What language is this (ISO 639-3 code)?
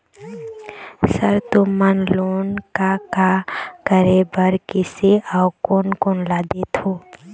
hne